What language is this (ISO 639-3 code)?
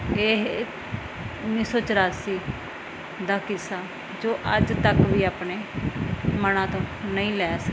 pan